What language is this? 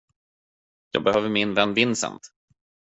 Swedish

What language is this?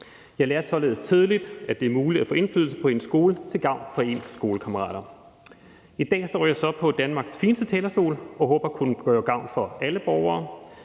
Danish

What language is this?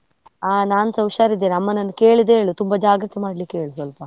Kannada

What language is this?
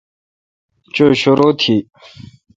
Kalkoti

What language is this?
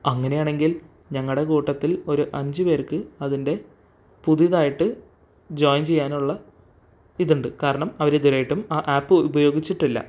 Malayalam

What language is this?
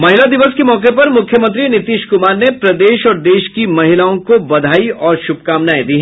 Hindi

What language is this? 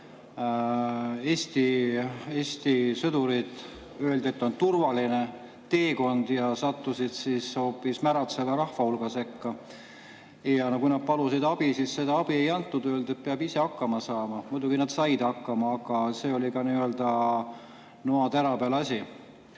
Estonian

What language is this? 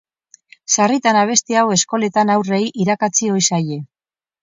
Basque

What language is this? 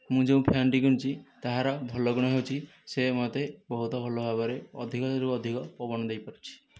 Odia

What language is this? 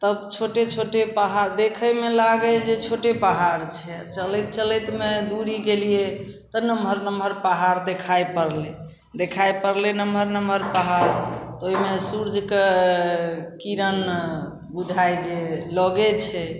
Maithili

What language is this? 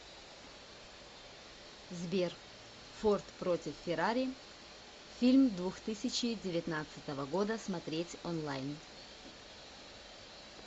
Russian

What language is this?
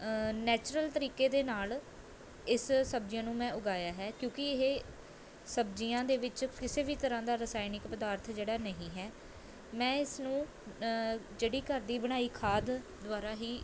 Punjabi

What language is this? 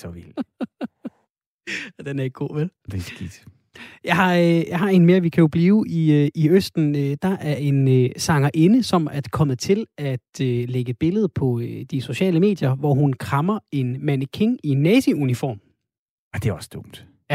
Danish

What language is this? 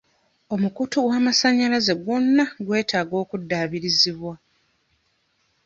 Ganda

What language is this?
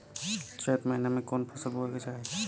Bhojpuri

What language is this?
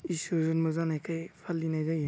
Bodo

